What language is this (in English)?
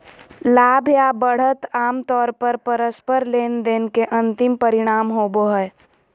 Magahi